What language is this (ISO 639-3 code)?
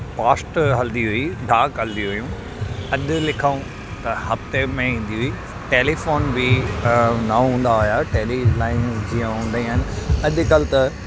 snd